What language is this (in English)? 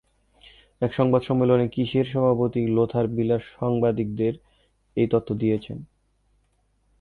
Bangla